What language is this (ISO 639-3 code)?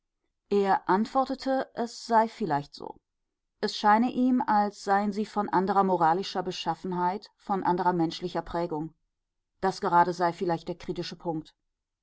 deu